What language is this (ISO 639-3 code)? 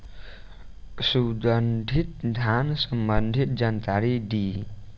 bho